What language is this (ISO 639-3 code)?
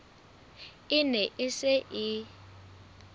sot